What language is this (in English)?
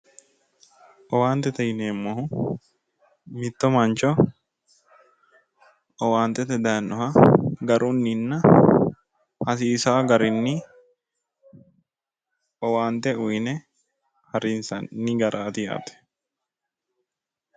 Sidamo